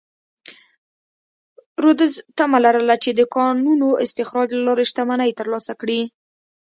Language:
Pashto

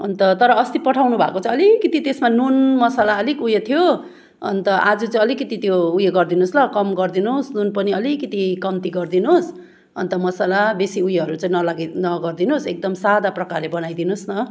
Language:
Nepali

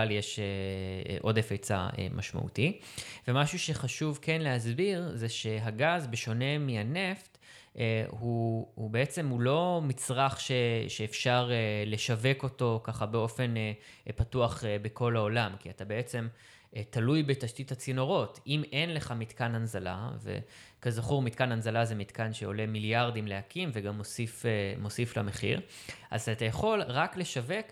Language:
Hebrew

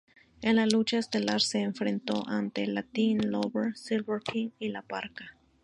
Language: Spanish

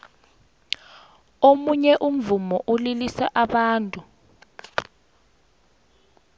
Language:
South Ndebele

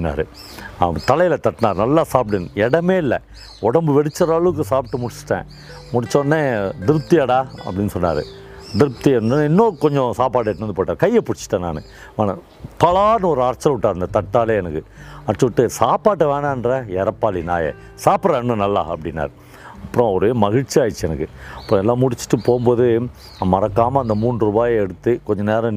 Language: Tamil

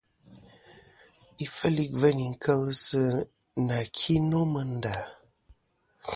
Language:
Kom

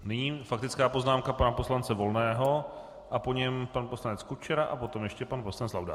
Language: Czech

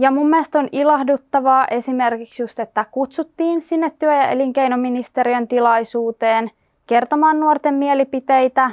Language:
Finnish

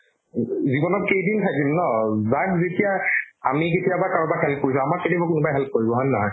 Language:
Assamese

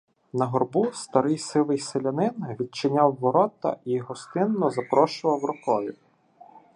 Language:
Ukrainian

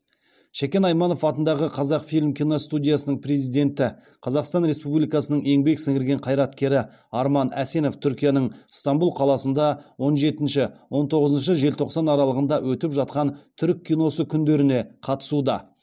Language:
Kazakh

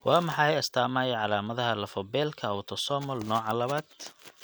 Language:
Somali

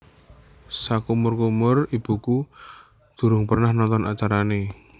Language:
Javanese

